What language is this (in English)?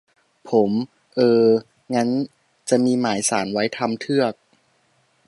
Thai